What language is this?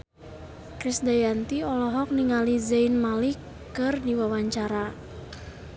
Sundanese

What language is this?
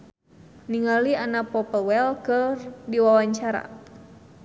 Sundanese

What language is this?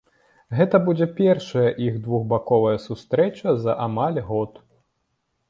Belarusian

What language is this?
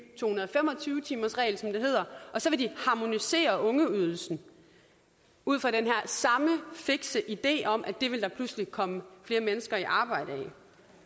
Danish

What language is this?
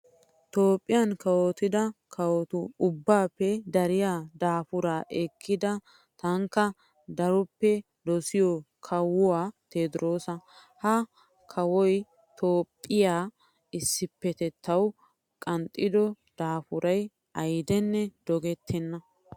Wolaytta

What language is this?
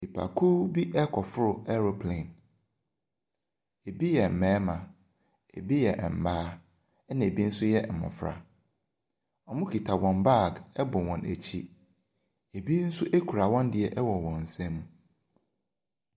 Akan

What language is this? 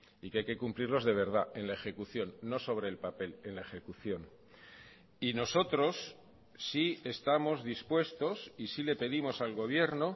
Spanish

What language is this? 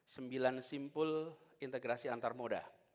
Indonesian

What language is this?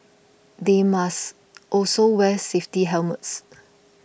English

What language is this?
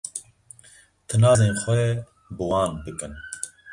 Kurdish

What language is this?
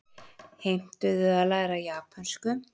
Icelandic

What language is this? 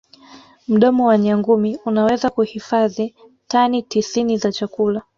Swahili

